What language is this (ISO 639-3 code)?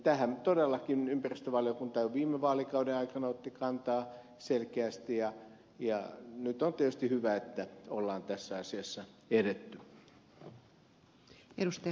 fin